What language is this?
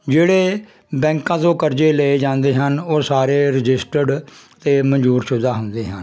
Punjabi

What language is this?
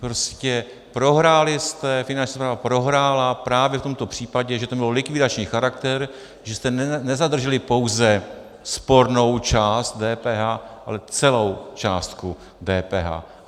Czech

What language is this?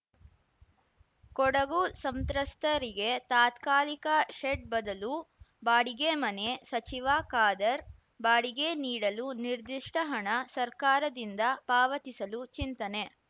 Kannada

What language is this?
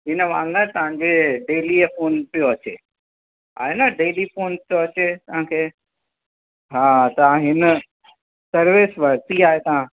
Sindhi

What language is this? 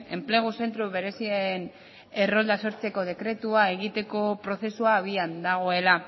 Basque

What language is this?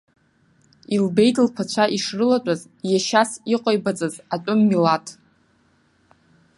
Abkhazian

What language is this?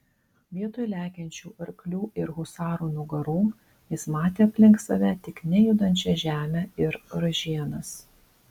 Lithuanian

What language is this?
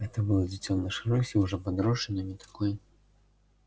Russian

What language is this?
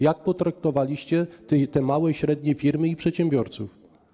Polish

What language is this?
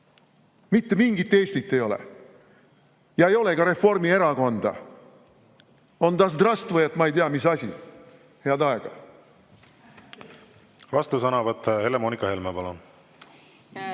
Estonian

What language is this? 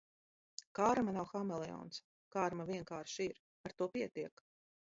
Latvian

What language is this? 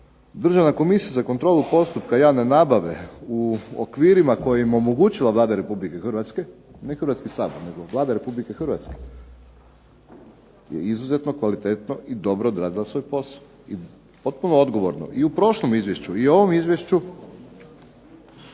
Croatian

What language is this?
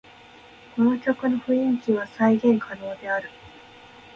Japanese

